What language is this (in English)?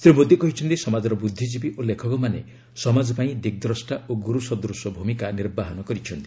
Odia